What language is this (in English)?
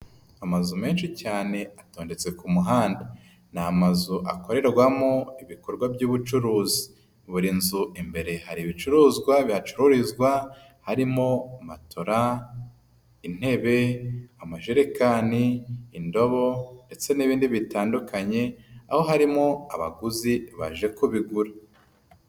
Kinyarwanda